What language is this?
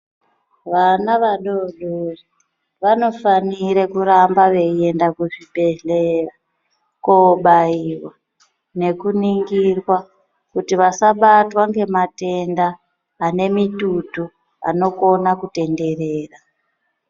Ndau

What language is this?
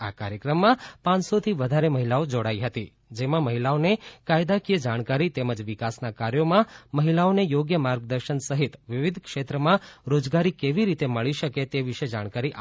Gujarati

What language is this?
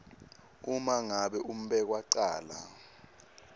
Swati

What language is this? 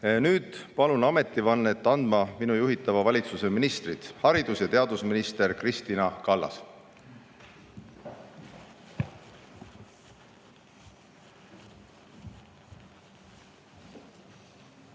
Estonian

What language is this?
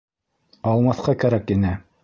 Bashkir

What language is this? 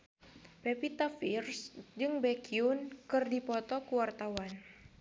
Sundanese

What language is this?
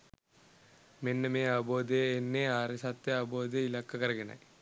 Sinhala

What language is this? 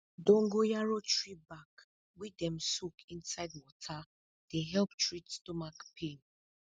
Nigerian Pidgin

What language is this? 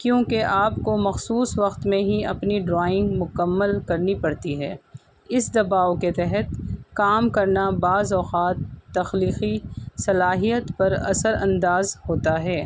Urdu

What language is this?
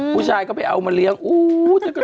Thai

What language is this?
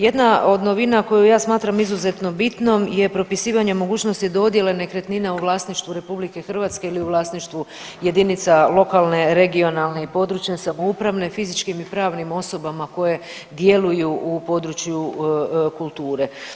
Croatian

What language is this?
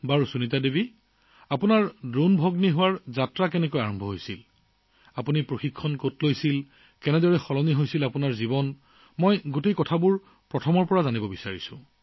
Assamese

